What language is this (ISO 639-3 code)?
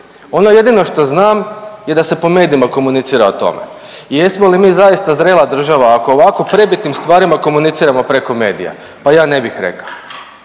hrv